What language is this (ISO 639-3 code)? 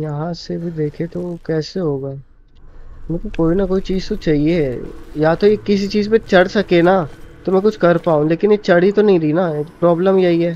hin